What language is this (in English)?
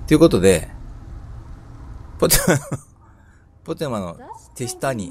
Japanese